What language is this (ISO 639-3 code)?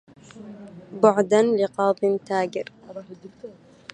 ara